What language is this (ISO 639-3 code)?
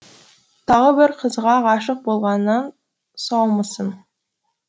kaz